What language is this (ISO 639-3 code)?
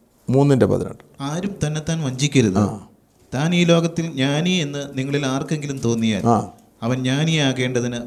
mal